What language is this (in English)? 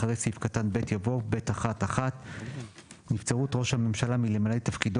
Hebrew